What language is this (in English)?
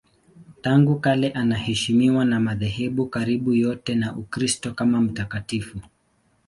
Swahili